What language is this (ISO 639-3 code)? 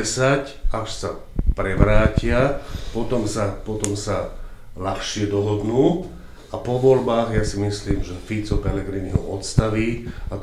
slk